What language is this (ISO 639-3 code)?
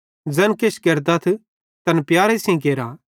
bhd